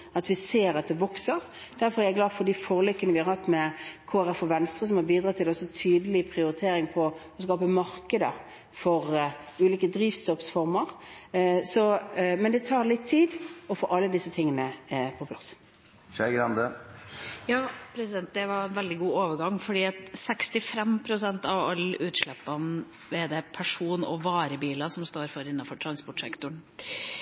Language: Norwegian Bokmål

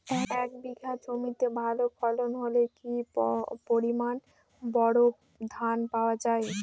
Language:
Bangla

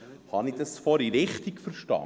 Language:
Swiss German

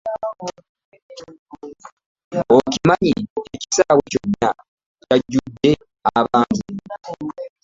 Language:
Ganda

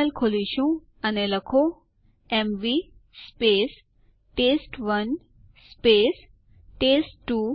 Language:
Gujarati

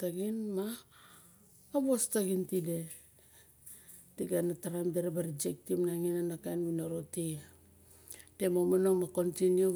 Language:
Barok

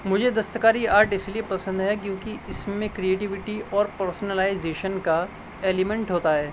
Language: Urdu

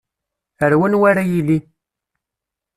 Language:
Kabyle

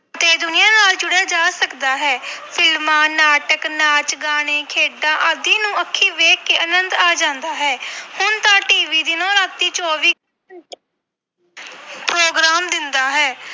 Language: Punjabi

